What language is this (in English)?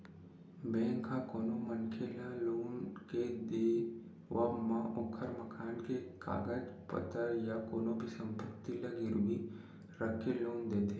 Chhattisgarhi